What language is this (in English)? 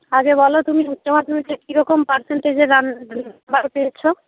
Bangla